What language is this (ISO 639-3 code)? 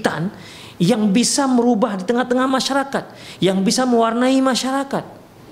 ind